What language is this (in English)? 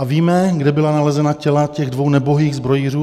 Czech